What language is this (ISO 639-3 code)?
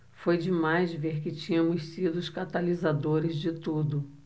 por